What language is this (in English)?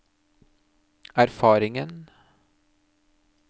Norwegian